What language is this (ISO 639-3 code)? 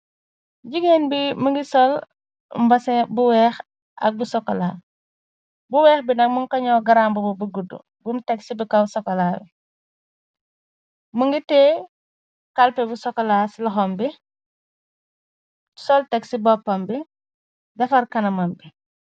wol